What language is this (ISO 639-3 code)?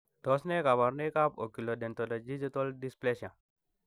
kln